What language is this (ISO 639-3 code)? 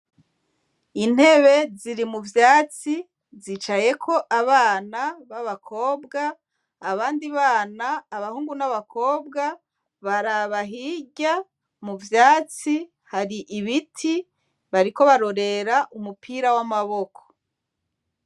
run